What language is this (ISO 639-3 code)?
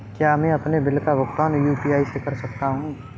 hin